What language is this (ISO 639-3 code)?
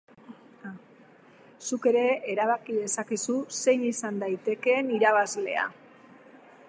eus